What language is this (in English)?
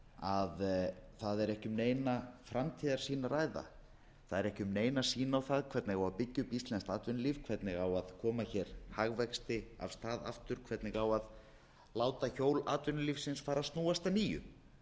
Icelandic